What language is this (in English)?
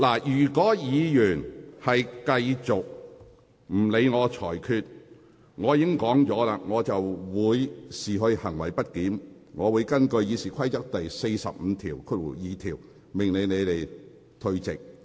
Cantonese